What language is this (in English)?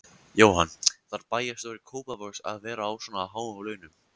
Icelandic